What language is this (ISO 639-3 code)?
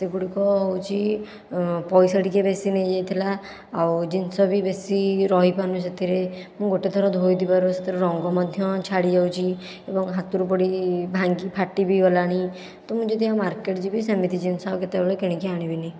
ori